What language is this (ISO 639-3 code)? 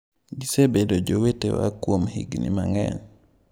luo